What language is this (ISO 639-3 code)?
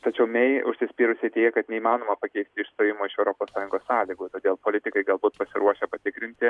lit